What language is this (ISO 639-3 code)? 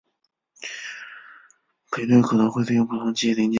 zho